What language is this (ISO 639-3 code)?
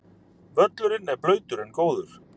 isl